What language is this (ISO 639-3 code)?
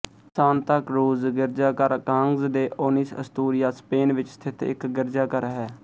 pan